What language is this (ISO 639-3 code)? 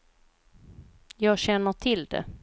swe